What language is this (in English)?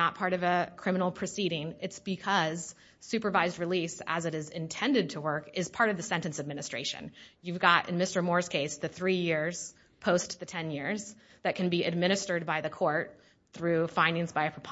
English